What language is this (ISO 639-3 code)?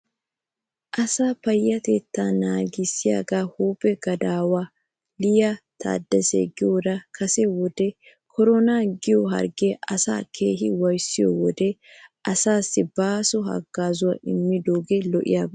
wal